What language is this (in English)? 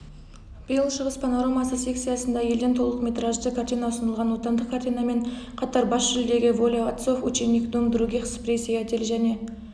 Kazakh